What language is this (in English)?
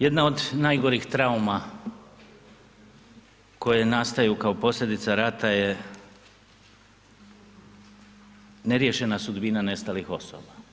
Croatian